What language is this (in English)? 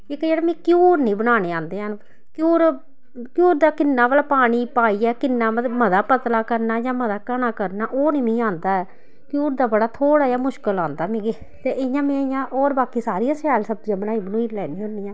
Dogri